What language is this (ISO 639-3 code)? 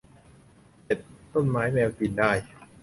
tha